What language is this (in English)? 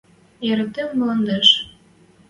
Western Mari